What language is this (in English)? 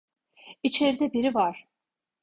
Turkish